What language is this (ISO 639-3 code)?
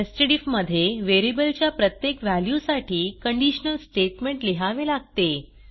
mar